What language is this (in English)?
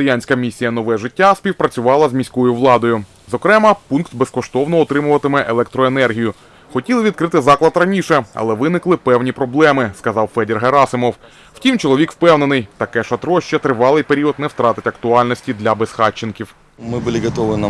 Ukrainian